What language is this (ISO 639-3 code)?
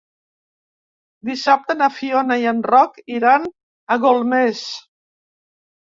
cat